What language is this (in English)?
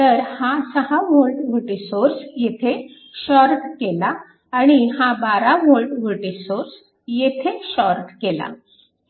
Marathi